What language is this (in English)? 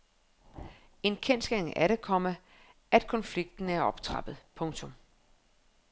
Danish